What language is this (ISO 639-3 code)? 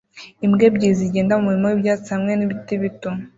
kin